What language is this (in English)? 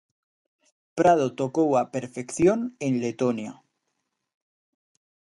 Galician